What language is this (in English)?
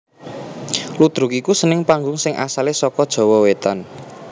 Javanese